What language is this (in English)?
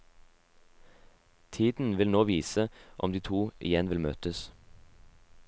Norwegian